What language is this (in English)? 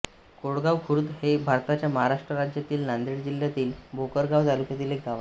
Marathi